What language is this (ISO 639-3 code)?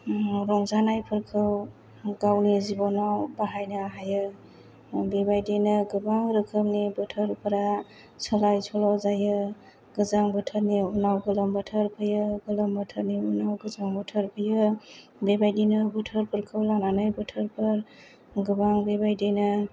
brx